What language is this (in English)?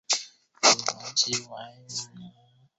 Chinese